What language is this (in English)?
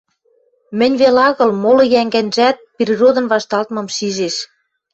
Western Mari